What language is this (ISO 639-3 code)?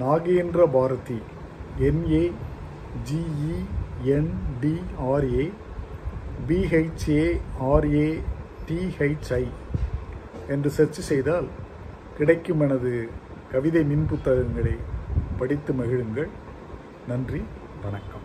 tam